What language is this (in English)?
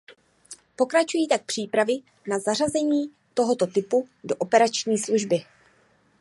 Czech